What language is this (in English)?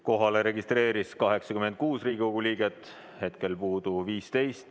Estonian